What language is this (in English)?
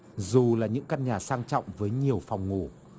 Vietnamese